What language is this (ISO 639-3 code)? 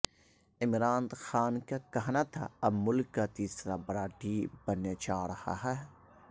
urd